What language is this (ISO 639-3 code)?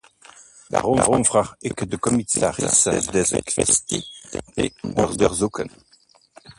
nld